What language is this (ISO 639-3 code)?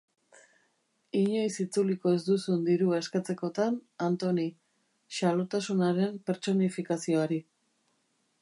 eus